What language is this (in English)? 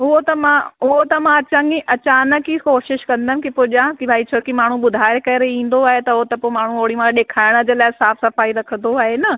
Sindhi